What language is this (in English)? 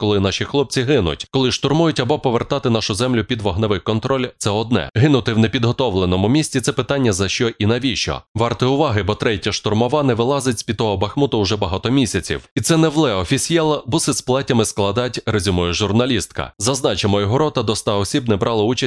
Ukrainian